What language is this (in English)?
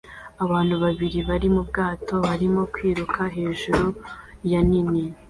Kinyarwanda